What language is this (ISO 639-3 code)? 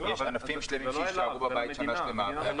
heb